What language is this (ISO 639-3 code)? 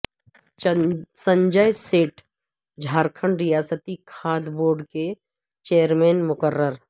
urd